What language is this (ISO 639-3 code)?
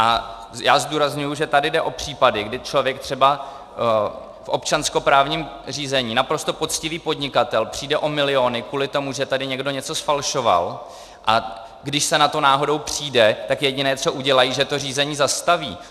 ces